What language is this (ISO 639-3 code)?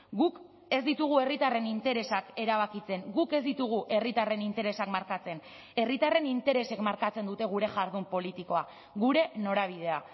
eus